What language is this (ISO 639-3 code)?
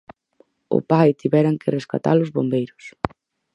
glg